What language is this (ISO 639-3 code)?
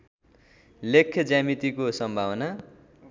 nep